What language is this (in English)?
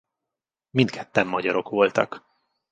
Hungarian